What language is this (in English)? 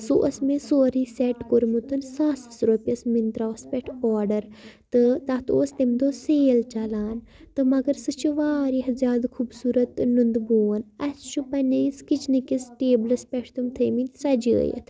Kashmiri